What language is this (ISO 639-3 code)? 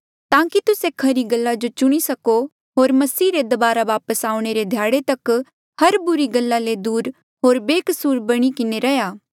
mjl